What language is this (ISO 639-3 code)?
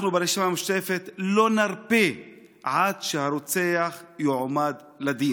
heb